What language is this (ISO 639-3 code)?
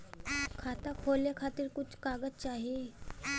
bho